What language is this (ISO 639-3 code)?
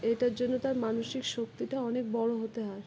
ben